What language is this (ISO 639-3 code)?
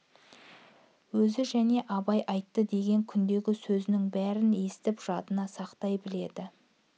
kaz